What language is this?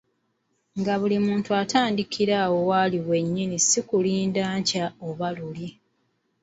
Ganda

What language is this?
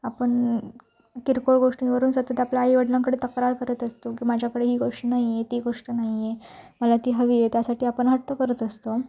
Marathi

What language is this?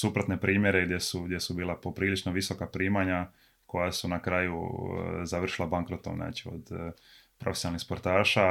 Croatian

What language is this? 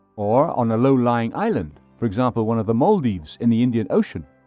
English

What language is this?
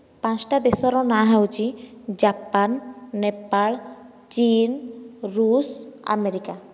Odia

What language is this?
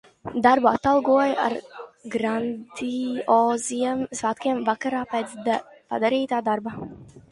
Latvian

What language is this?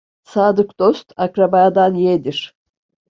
Turkish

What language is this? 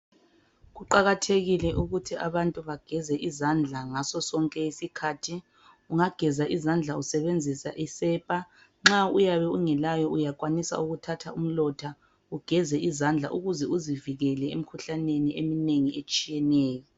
North Ndebele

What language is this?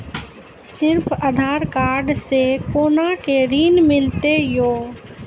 Maithili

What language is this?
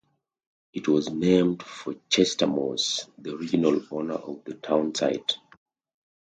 English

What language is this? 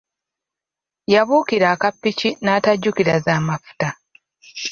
Ganda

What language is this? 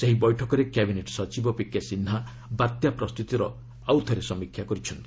Odia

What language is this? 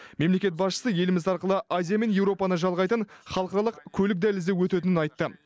Kazakh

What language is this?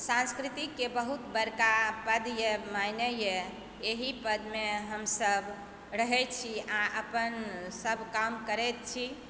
Maithili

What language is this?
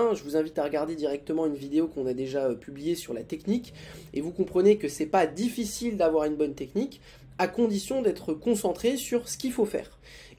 French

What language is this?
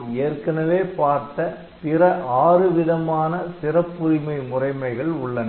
Tamil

